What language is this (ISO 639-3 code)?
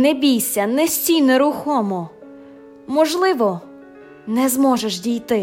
ukr